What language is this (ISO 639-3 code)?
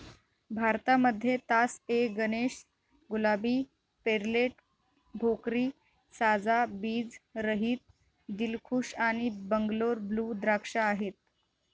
mar